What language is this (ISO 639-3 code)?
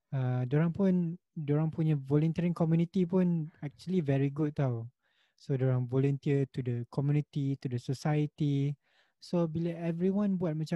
msa